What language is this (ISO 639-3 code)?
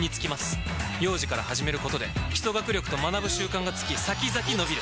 jpn